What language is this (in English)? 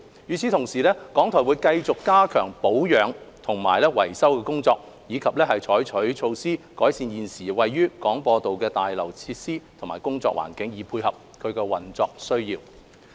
Cantonese